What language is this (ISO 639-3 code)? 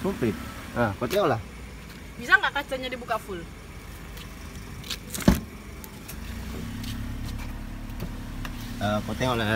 ind